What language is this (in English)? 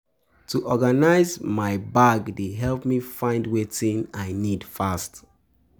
Nigerian Pidgin